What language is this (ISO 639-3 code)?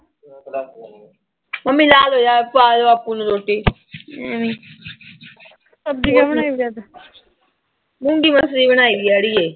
pan